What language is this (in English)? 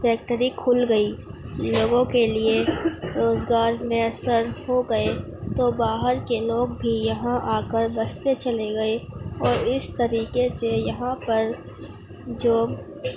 Urdu